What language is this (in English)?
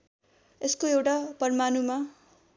Nepali